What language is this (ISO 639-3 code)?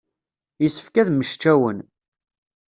kab